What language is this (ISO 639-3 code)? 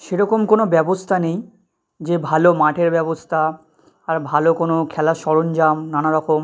ben